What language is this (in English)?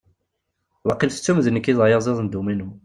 Kabyle